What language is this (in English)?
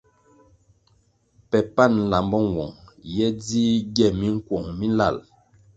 Kwasio